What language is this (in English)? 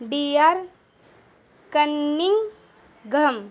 Urdu